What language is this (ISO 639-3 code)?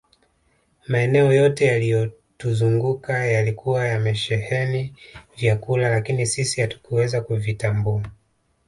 swa